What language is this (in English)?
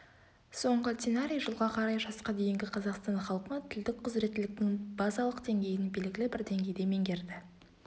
Kazakh